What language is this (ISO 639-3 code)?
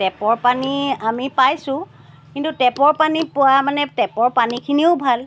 asm